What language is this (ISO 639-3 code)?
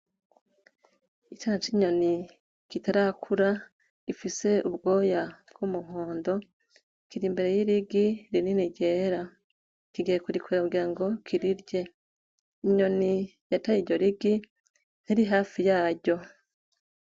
run